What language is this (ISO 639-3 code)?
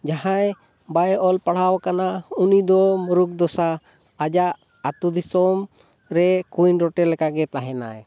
sat